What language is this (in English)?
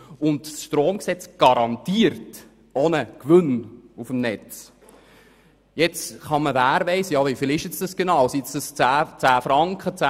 Swiss German